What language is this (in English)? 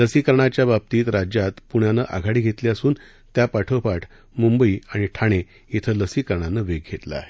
Marathi